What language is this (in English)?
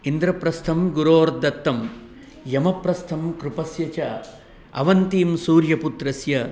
Sanskrit